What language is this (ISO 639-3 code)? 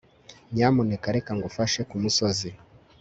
kin